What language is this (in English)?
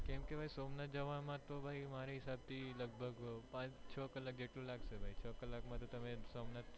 Gujarati